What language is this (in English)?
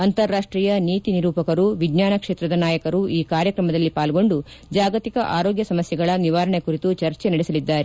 Kannada